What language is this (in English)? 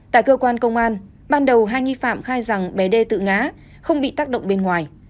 Vietnamese